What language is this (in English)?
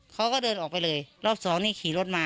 Thai